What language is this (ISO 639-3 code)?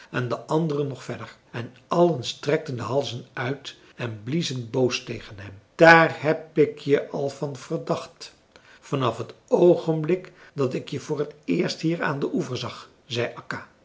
nld